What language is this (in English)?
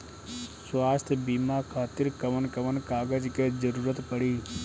Bhojpuri